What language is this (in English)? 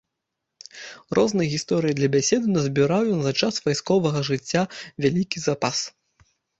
Belarusian